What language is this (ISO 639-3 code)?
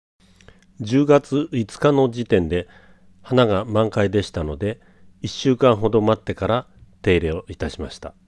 jpn